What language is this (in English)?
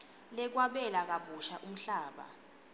Swati